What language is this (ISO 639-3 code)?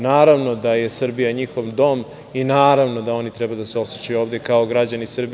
srp